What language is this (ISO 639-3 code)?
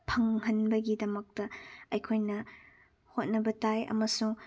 mni